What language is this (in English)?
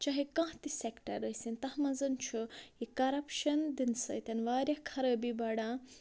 Kashmiri